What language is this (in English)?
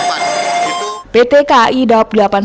Indonesian